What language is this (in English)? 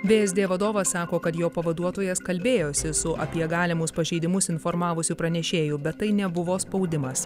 Lithuanian